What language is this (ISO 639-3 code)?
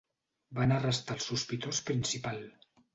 cat